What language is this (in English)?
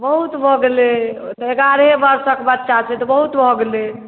Maithili